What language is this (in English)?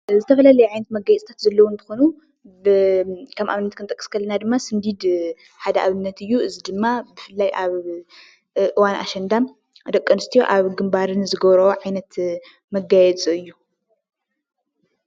Tigrinya